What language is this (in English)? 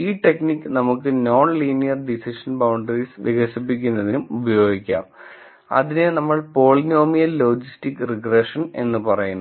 Malayalam